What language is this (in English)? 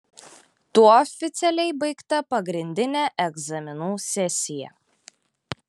Lithuanian